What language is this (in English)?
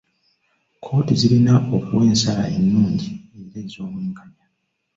Ganda